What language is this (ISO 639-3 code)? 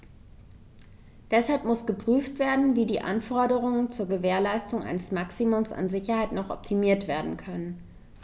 deu